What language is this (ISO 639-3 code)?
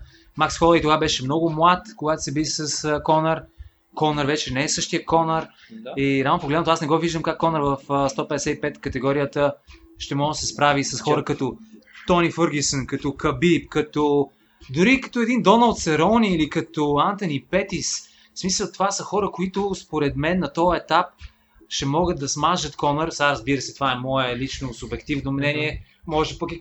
bul